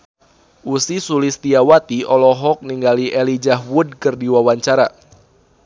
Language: Sundanese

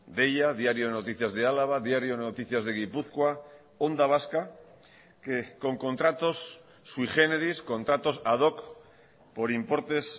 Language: Spanish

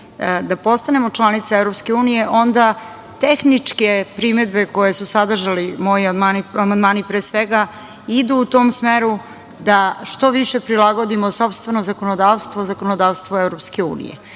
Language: Serbian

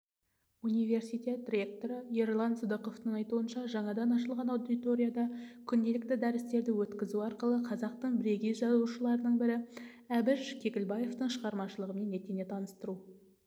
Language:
Kazakh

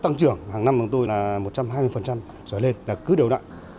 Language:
Vietnamese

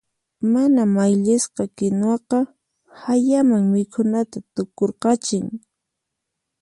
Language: Puno Quechua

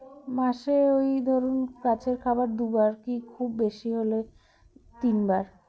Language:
Bangla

